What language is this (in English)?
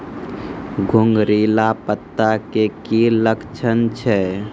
Maithili